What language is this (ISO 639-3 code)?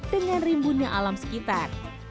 ind